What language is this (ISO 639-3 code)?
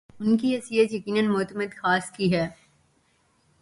urd